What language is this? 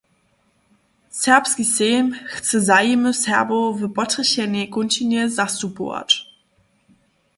Upper Sorbian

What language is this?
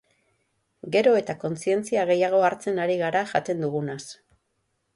Basque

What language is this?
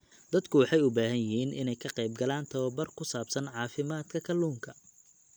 Somali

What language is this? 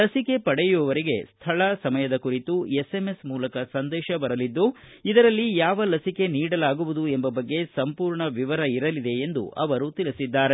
Kannada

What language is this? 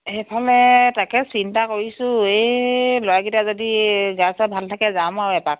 Assamese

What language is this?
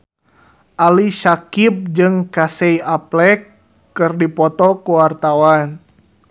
Sundanese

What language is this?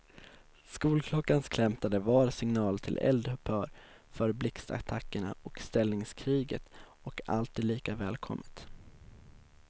Swedish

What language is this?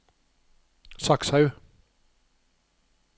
Norwegian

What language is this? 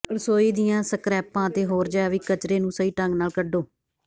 Punjabi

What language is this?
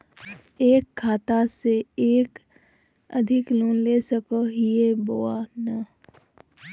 Magahi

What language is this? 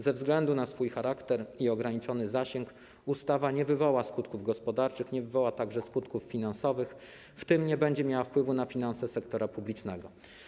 Polish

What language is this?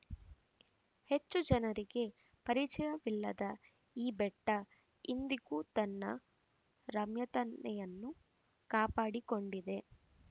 Kannada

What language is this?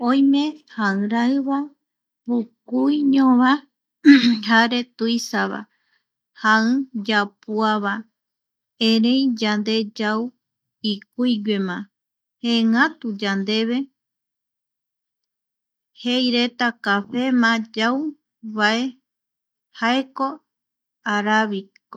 Eastern Bolivian Guaraní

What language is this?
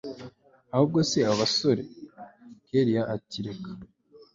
Kinyarwanda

